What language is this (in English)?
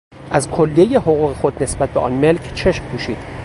Persian